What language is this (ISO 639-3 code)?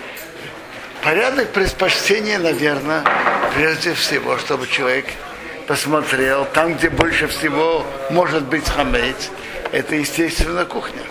rus